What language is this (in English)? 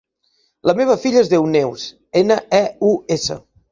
Catalan